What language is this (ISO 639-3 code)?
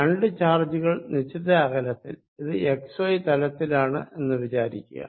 mal